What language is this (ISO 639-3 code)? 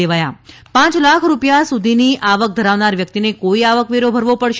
guj